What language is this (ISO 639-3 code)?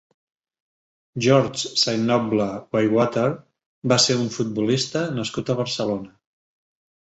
cat